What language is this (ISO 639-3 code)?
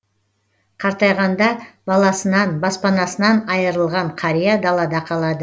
kaz